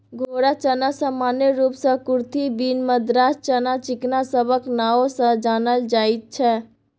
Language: Maithili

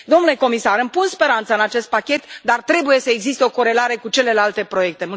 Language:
Romanian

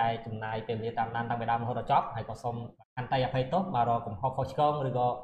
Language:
Vietnamese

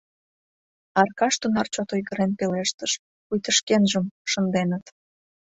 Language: Mari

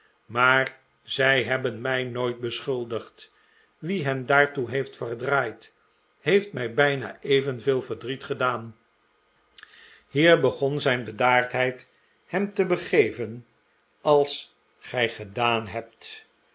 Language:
Dutch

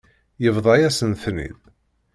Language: Kabyle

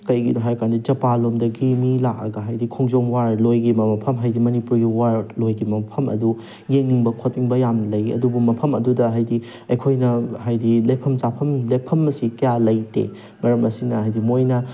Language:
Manipuri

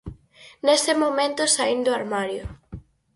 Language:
Galician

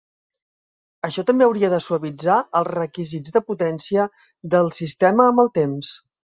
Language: Catalan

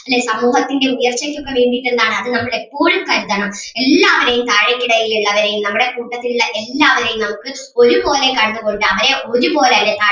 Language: Malayalam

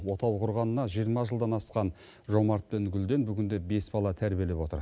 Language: Kazakh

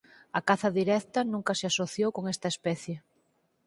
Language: Galician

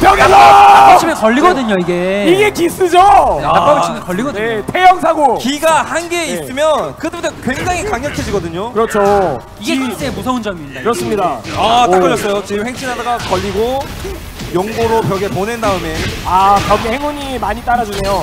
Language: Korean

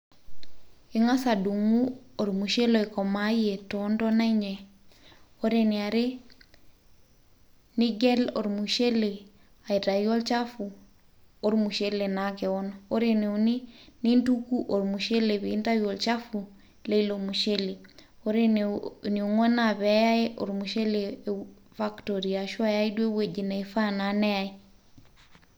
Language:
Masai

